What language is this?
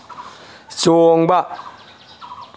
Manipuri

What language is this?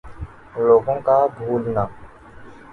Urdu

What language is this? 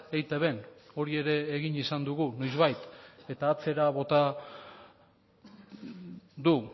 Basque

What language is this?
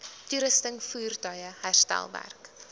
Afrikaans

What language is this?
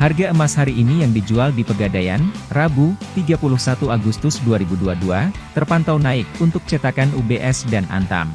Indonesian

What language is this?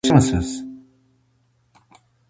Uzbek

